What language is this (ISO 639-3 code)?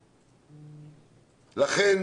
heb